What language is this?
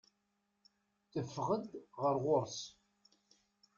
Kabyle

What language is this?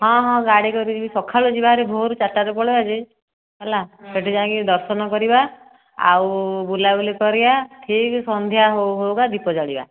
Odia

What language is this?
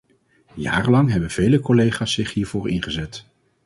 Dutch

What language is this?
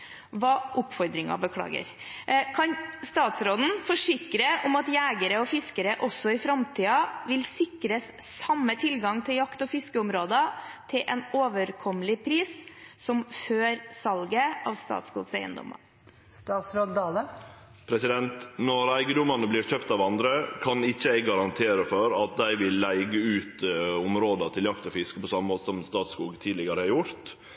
Norwegian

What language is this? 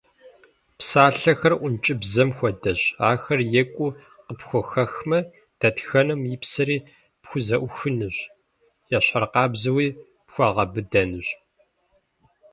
Kabardian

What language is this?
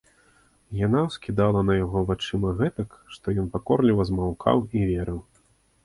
Belarusian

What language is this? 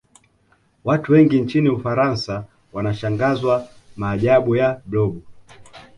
Swahili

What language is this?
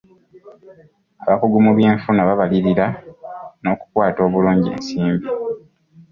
Ganda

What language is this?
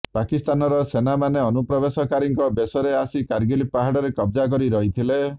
Odia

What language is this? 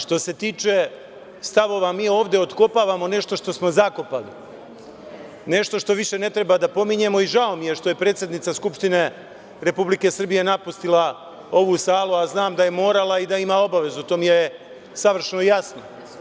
Serbian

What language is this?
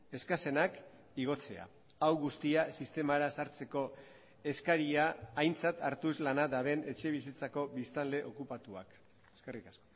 Basque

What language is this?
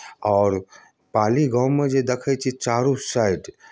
Maithili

